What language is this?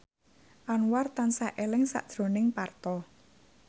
Javanese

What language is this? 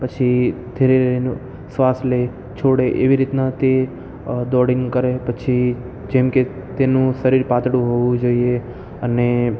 Gujarati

